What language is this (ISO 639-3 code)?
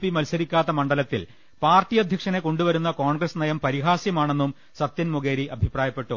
mal